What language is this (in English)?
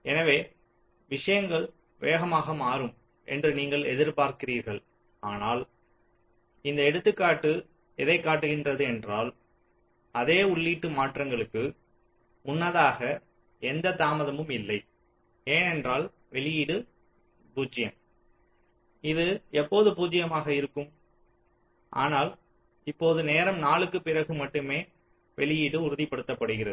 Tamil